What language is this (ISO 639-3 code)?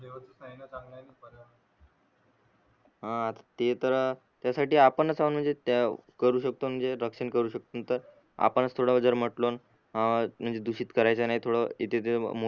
mar